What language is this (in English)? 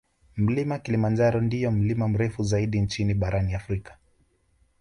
Swahili